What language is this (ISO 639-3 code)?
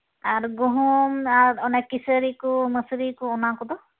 sat